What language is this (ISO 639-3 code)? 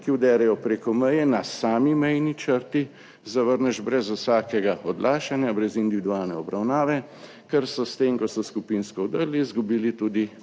slv